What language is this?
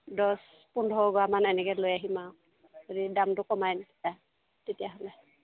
Assamese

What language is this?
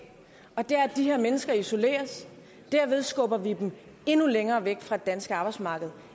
Danish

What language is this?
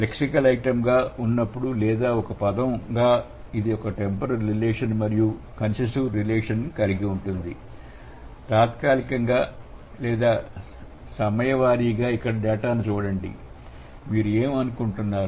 Telugu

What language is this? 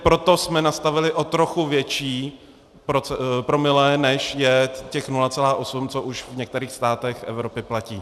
Czech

